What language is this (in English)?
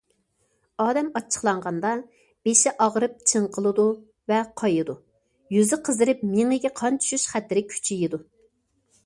Uyghur